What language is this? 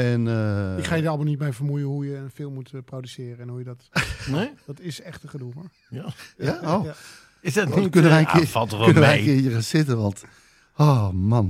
Dutch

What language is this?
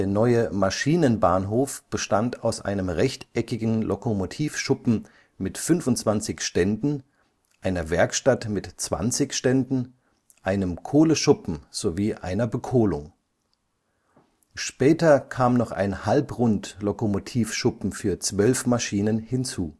German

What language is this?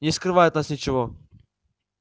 Russian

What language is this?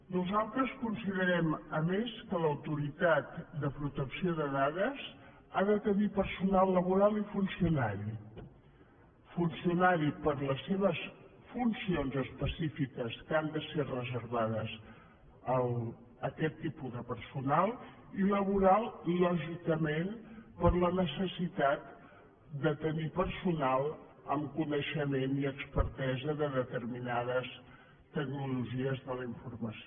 Catalan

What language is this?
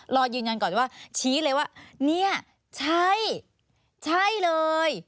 Thai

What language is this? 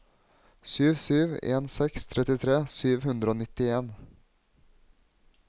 Norwegian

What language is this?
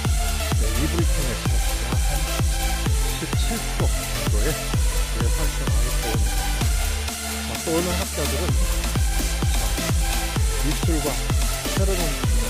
Korean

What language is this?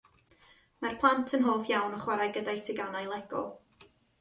Welsh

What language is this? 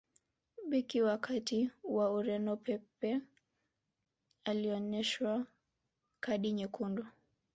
Swahili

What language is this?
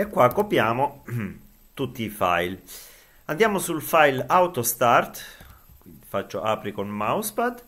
Italian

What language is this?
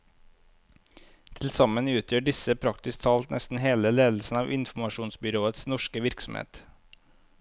Norwegian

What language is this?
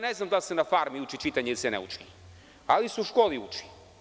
Serbian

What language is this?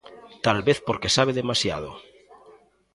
Galician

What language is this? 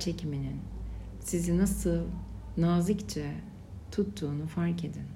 Turkish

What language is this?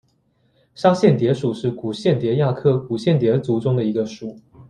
Chinese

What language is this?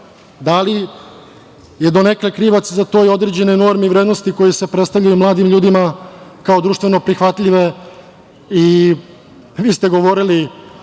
Serbian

